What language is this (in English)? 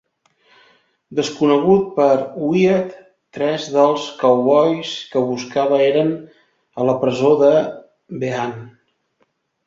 Catalan